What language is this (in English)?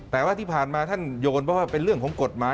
Thai